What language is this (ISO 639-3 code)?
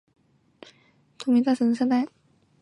zho